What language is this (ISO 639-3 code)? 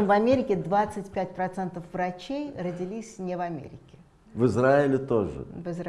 rus